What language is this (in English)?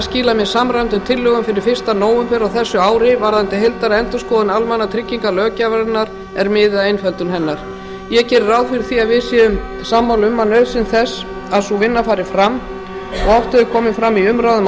Icelandic